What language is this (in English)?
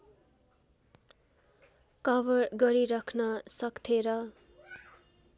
Nepali